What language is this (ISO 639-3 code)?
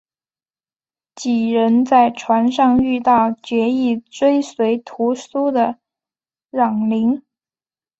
zho